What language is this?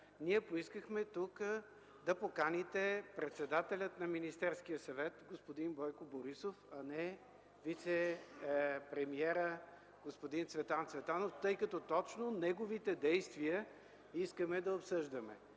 Bulgarian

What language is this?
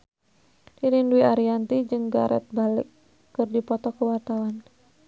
Sundanese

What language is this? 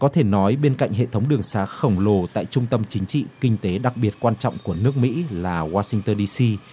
Vietnamese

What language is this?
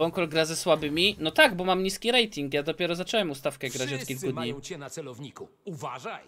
Polish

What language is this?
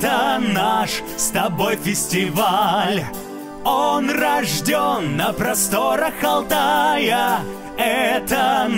Russian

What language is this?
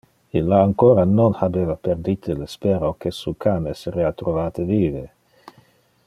Interlingua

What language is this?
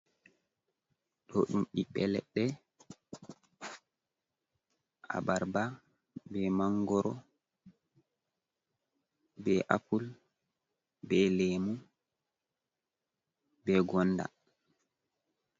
Fula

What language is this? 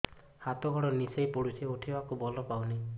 Odia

